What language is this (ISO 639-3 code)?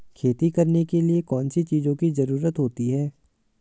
hin